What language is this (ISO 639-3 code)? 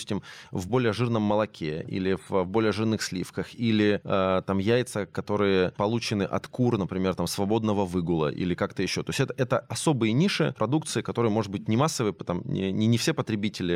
rus